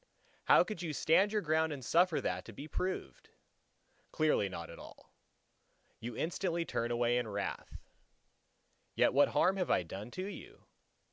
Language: English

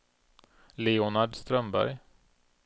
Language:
Swedish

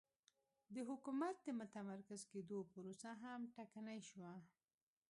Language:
Pashto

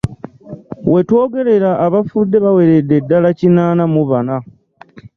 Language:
Ganda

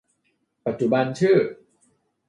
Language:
Thai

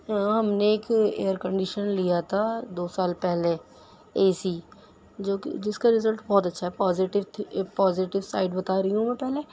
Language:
Urdu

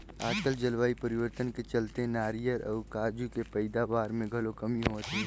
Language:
Chhattisgarhi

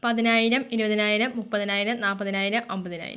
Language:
Malayalam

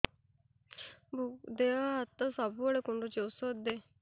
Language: Odia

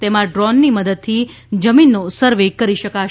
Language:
Gujarati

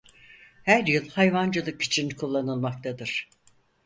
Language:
Turkish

